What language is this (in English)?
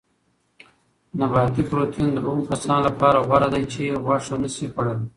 Pashto